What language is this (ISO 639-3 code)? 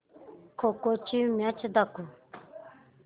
mar